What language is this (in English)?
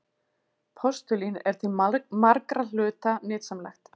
Icelandic